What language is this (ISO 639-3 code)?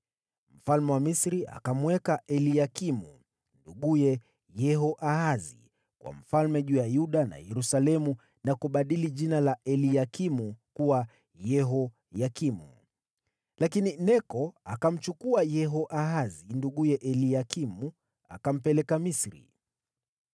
swa